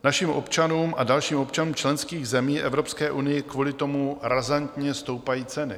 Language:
Czech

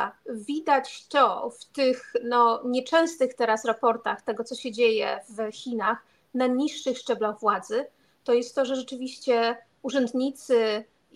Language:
Polish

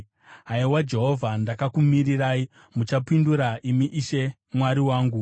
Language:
Shona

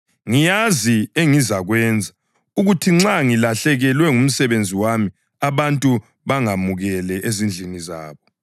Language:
North Ndebele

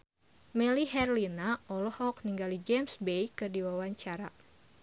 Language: Sundanese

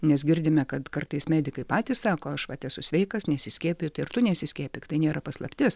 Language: Lithuanian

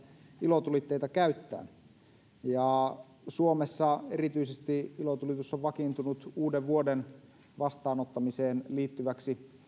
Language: Finnish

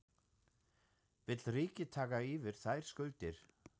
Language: Icelandic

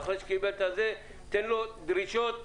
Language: Hebrew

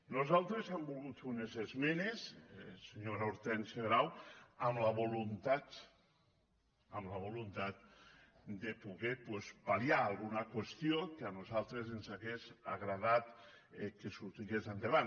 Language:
Catalan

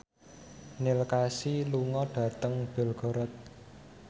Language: Javanese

